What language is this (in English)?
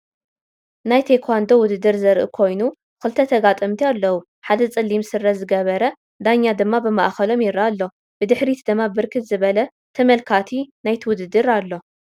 Tigrinya